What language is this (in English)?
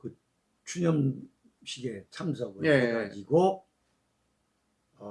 Korean